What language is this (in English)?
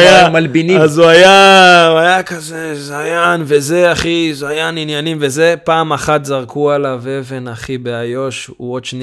Hebrew